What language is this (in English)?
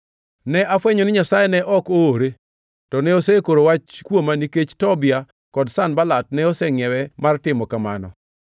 Luo (Kenya and Tanzania)